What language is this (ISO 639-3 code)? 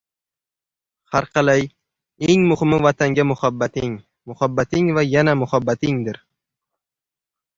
uzb